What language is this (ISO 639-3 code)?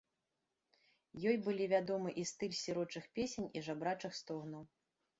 bel